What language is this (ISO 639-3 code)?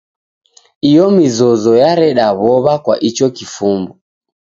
dav